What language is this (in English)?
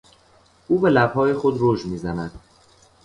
Persian